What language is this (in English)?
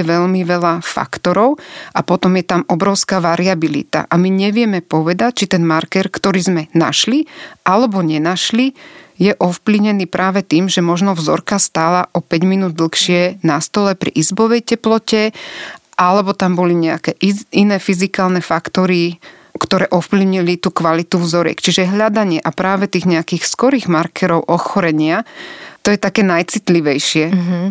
Slovak